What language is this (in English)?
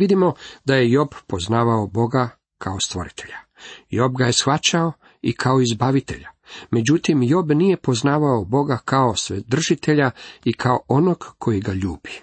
Croatian